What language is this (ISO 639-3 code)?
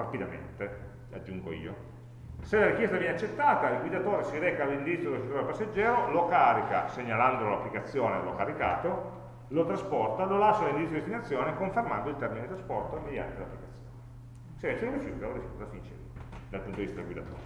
ita